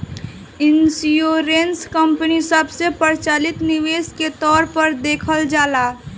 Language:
Bhojpuri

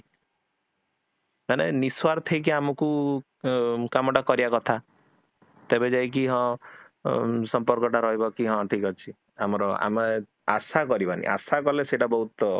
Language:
Odia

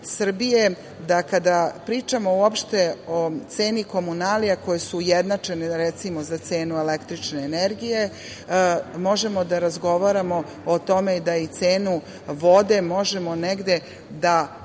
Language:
Serbian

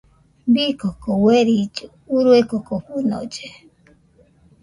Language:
Nüpode Huitoto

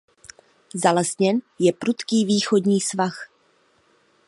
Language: Czech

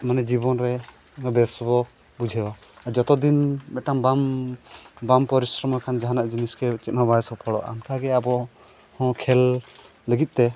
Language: Santali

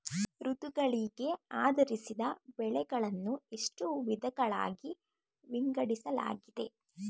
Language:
Kannada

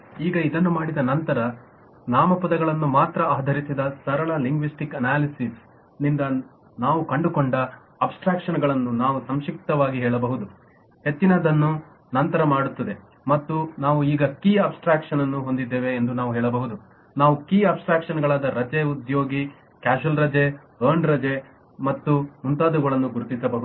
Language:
Kannada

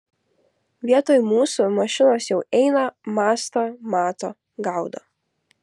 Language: Lithuanian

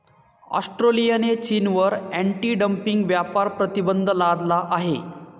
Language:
Marathi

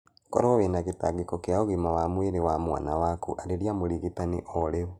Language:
Kikuyu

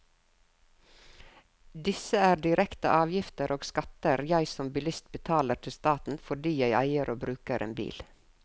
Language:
Norwegian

